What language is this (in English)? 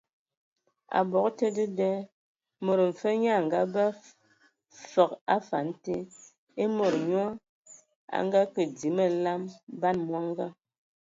Ewondo